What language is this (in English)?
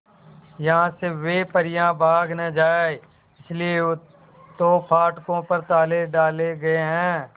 Hindi